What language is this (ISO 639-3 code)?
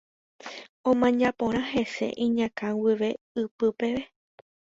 grn